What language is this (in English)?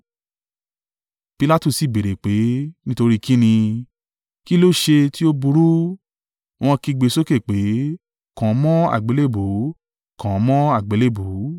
Yoruba